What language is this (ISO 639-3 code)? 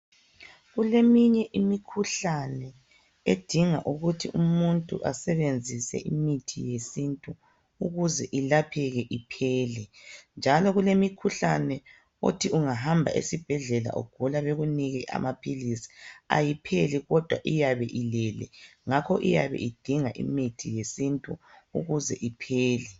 nde